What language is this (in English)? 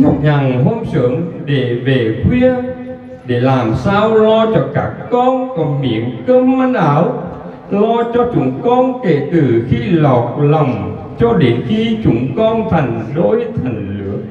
Vietnamese